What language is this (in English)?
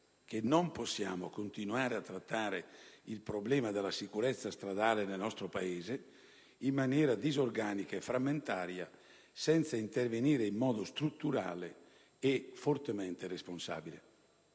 Italian